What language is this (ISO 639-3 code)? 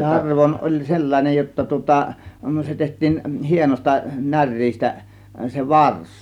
fin